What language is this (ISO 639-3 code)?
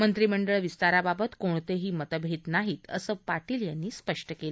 mar